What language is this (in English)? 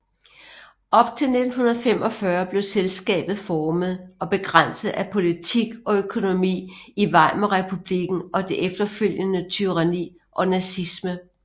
Danish